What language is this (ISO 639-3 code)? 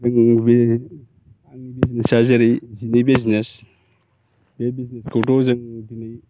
brx